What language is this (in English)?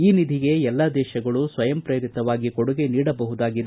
Kannada